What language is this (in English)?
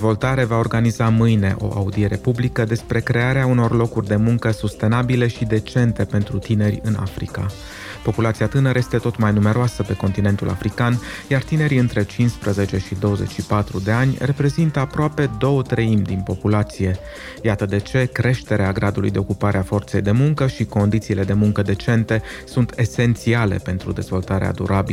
Romanian